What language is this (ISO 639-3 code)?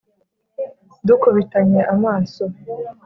kin